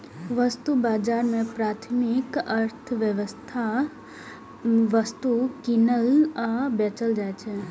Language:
Maithili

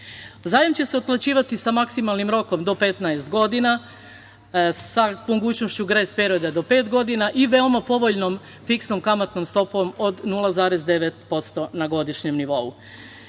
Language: Serbian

